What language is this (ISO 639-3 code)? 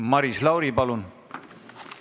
est